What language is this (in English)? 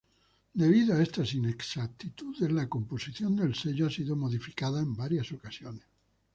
Spanish